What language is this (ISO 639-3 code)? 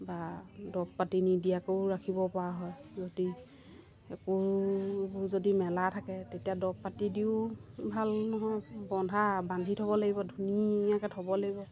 asm